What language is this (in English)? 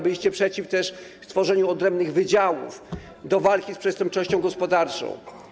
Polish